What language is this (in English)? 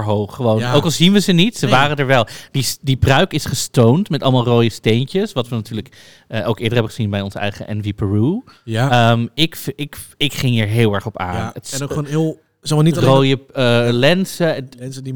Dutch